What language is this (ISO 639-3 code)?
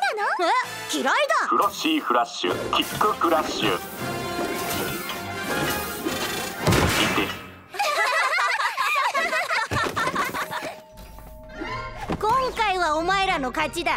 jpn